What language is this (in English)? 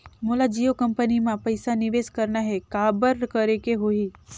Chhattisgarhi